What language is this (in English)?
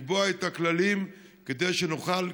Hebrew